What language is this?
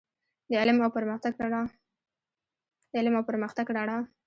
Pashto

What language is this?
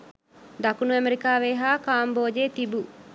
Sinhala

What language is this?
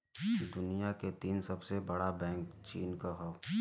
Bhojpuri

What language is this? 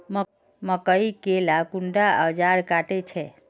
Magahi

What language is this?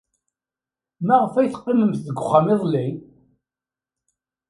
Kabyle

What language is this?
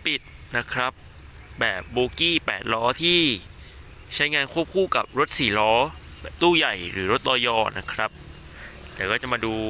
Thai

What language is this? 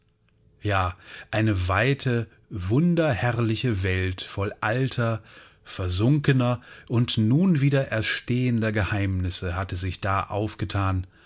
German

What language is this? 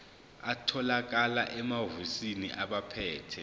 Zulu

